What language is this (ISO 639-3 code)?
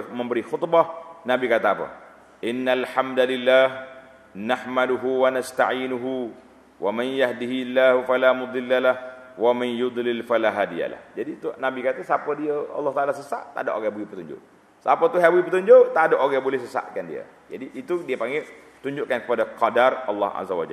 msa